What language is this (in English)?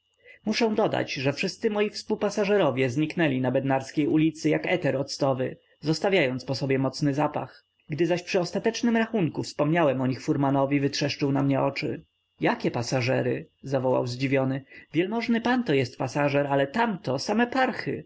Polish